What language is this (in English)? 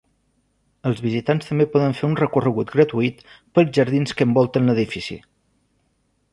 Catalan